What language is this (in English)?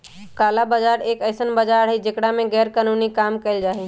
Magahi